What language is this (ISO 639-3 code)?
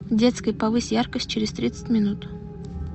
rus